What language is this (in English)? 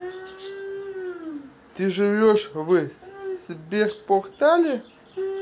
Russian